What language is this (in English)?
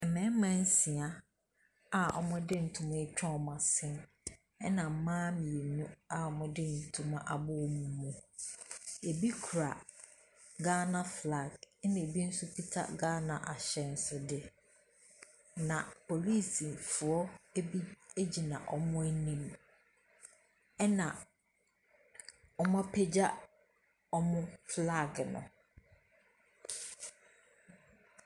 Akan